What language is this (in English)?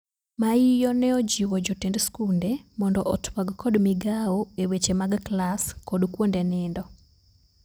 Luo (Kenya and Tanzania)